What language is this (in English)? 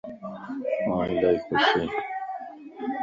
Lasi